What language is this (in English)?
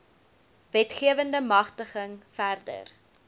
Afrikaans